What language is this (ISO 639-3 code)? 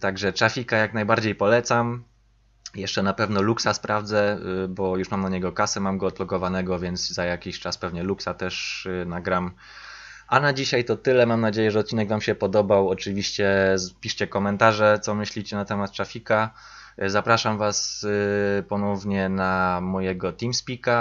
pol